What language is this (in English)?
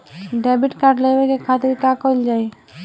Bhojpuri